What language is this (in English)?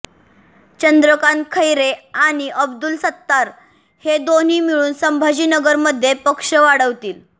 Marathi